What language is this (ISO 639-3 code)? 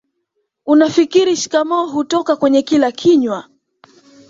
swa